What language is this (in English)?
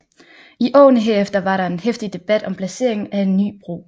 Danish